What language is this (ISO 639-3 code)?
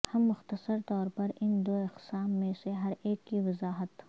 urd